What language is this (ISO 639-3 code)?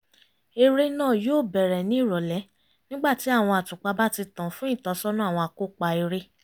yor